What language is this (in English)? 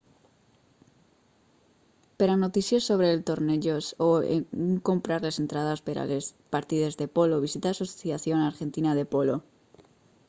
Catalan